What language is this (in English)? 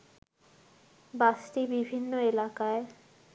Bangla